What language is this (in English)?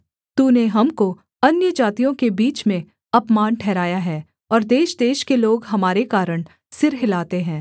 Hindi